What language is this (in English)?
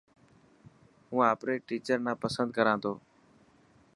Dhatki